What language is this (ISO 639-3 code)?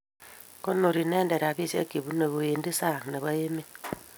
kln